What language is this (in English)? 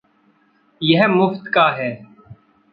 Hindi